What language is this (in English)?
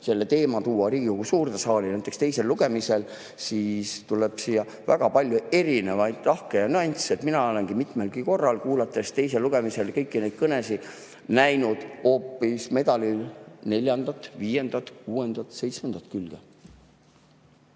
Estonian